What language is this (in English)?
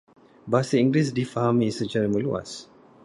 Malay